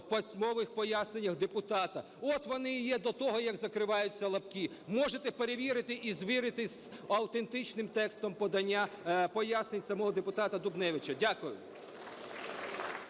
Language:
Ukrainian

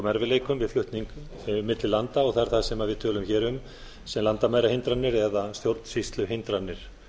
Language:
Icelandic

